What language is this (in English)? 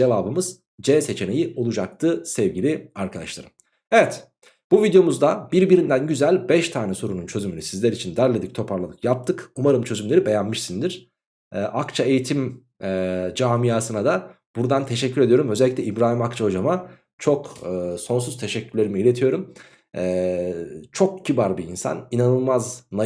Turkish